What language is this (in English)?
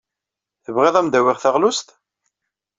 Kabyle